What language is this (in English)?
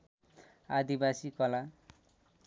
Nepali